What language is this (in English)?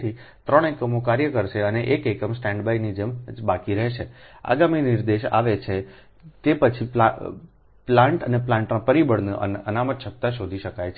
Gujarati